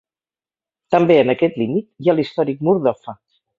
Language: Catalan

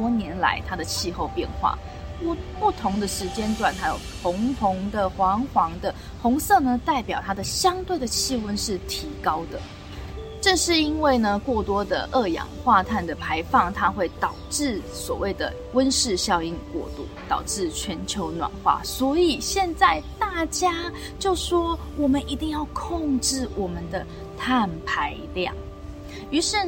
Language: Chinese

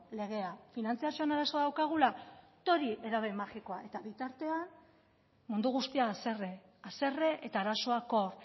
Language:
Basque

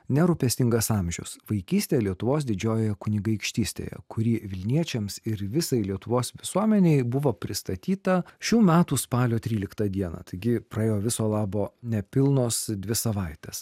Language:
Lithuanian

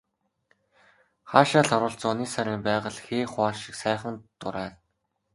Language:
Mongolian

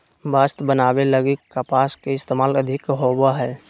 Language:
Magahi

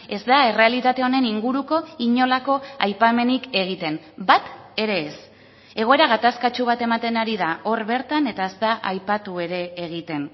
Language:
Basque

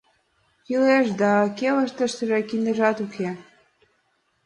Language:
Mari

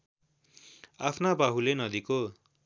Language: Nepali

